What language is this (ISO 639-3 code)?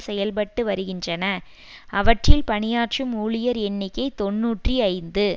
tam